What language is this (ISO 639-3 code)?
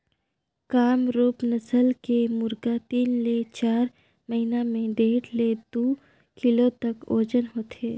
hne